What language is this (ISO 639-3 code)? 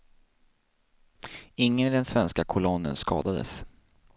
swe